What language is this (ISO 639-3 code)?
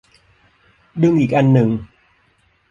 tha